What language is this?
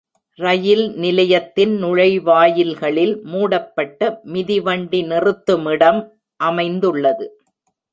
Tamil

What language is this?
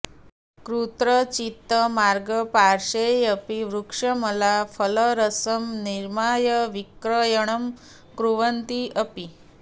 Sanskrit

